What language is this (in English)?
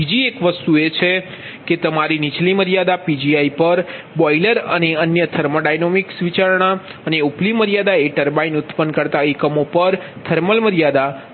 Gujarati